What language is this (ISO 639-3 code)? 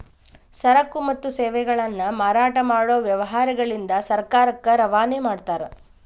kan